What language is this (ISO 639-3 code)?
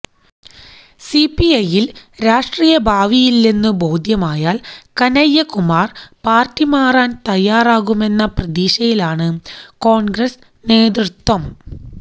mal